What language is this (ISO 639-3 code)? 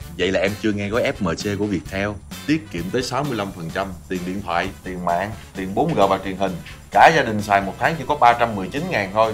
vie